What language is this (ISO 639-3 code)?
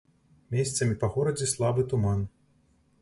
bel